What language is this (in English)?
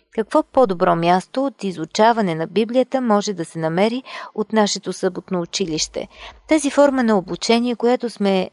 Bulgarian